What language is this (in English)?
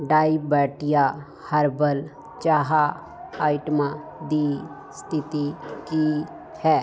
Punjabi